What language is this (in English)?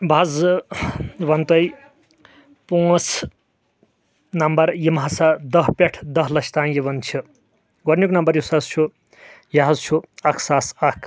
Kashmiri